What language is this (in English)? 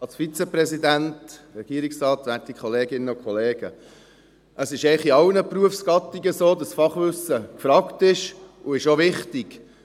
Swiss German